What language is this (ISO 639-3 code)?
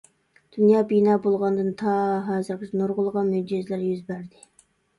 uig